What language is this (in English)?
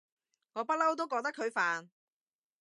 Cantonese